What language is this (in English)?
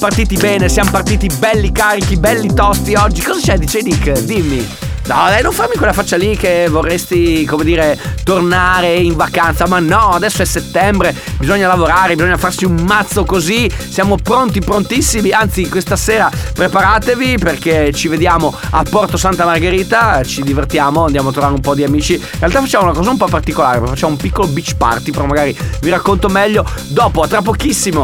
Italian